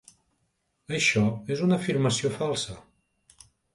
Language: Catalan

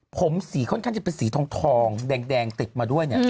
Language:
Thai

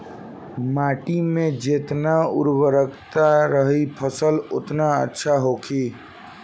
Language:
Bhojpuri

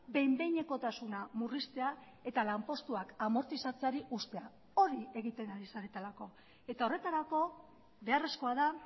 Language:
Basque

